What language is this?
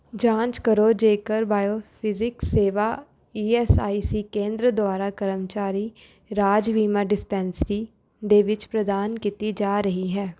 Punjabi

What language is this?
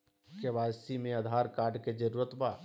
Magahi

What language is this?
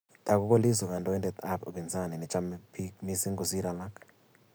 Kalenjin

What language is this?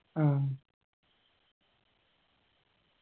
Malayalam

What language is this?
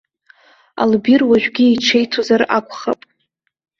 Abkhazian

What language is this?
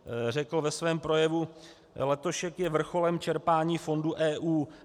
Czech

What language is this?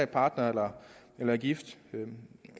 Danish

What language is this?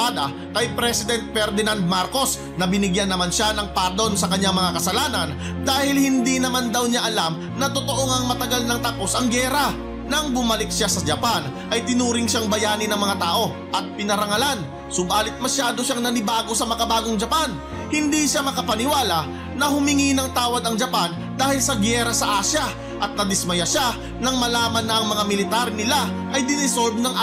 Filipino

